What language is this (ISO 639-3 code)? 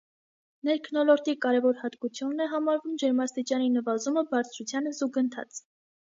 hye